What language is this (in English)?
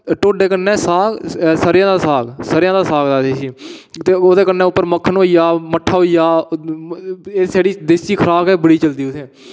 Dogri